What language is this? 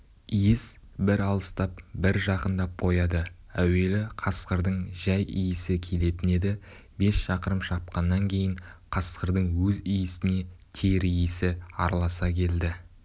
Kazakh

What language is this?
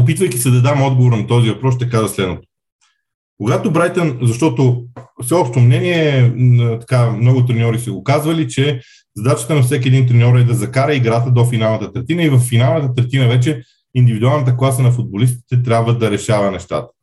Bulgarian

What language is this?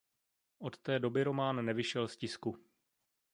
Czech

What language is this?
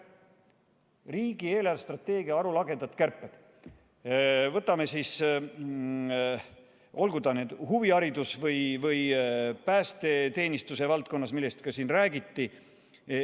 Estonian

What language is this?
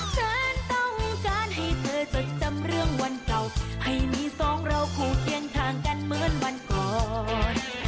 Thai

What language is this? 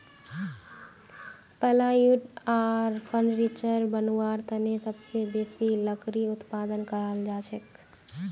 Magahi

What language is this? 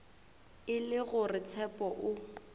Northern Sotho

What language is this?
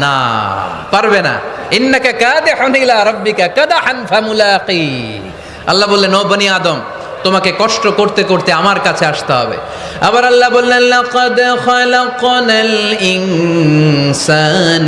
Bangla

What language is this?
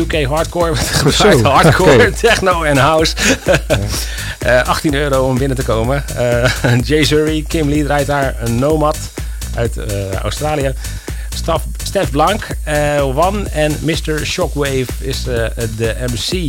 Dutch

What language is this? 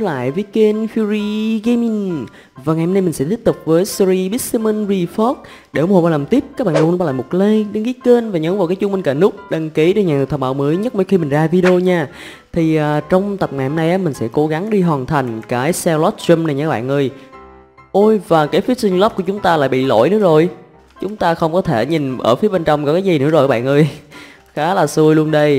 Vietnamese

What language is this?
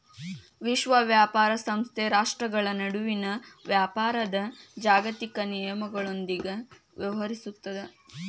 Kannada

